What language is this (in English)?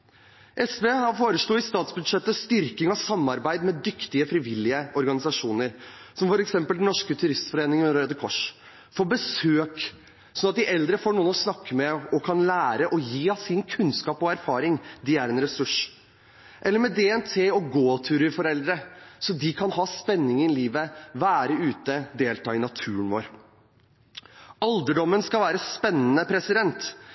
Norwegian Bokmål